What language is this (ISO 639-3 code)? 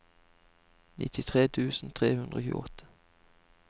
nor